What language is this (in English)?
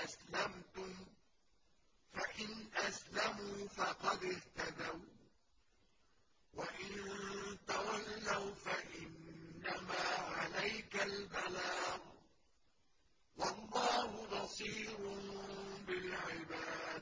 Arabic